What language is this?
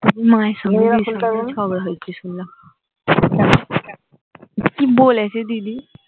Bangla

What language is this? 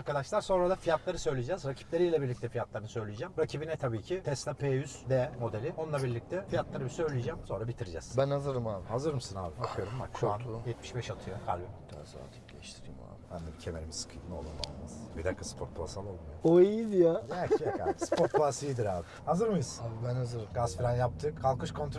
Turkish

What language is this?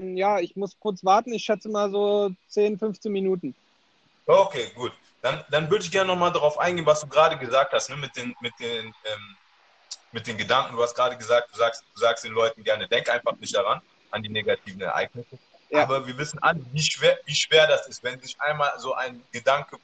German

